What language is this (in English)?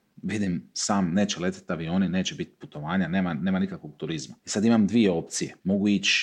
Croatian